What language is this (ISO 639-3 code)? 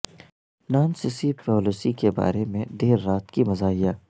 urd